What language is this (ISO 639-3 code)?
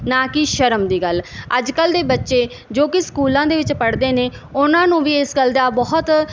pan